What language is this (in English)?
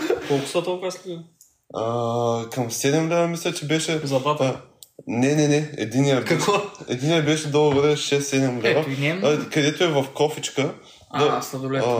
Bulgarian